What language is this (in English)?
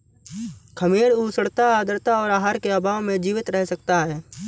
Hindi